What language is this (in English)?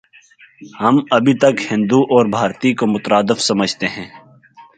Urdu